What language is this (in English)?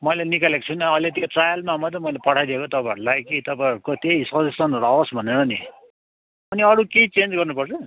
Nepali